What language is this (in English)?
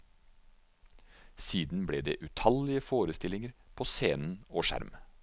Norwegian